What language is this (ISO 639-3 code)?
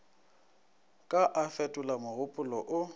nso